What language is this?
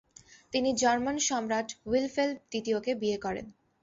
Bangla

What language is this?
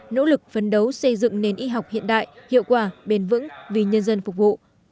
Vietnamese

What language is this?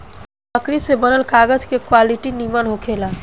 Bhojpuri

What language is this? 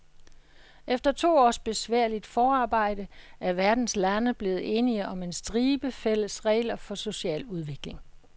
Danish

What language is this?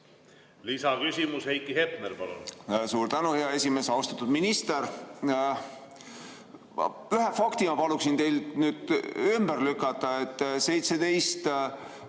Estonian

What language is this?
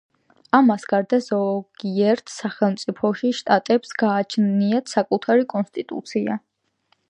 Georgian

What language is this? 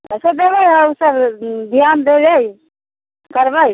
Maithili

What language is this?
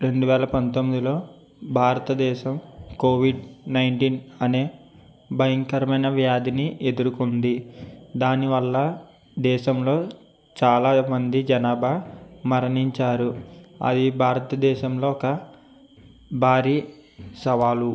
Telugu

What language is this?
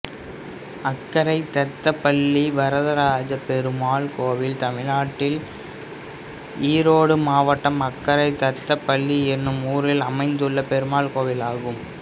Tamil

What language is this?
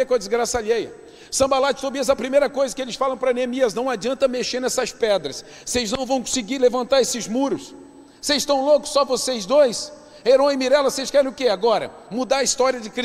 Portuguese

